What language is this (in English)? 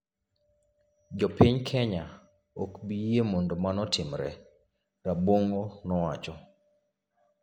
Luo (Kenya and Tanzania)